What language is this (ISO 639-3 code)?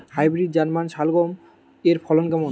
ben